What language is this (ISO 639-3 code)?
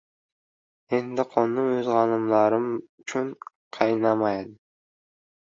uzb